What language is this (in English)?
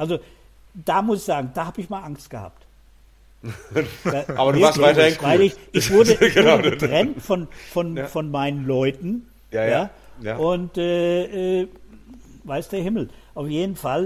German